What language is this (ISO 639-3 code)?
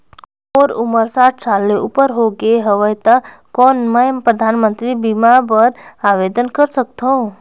hne